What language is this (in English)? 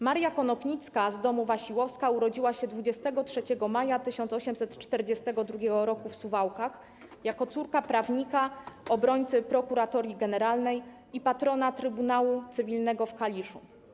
Polish